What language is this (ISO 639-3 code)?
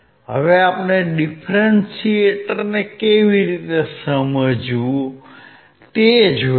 guj